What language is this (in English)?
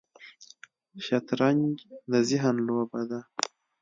Pashto